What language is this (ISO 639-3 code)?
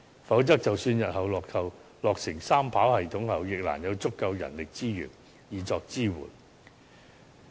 yue